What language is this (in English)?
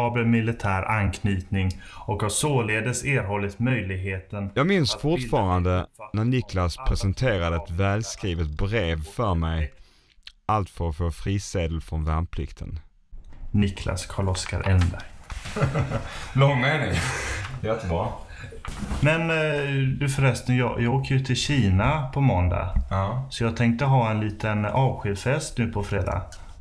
Swedish